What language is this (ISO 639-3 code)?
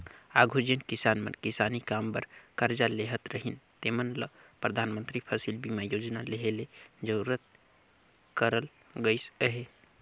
hne